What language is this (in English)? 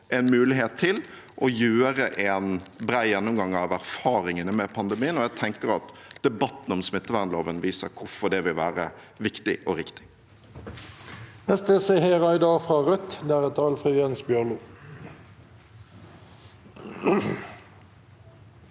Norwegian